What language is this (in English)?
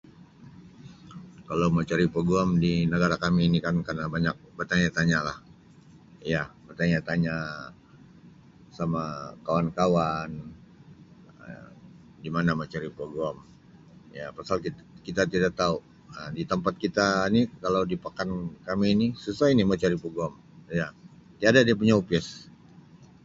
Sabah Malay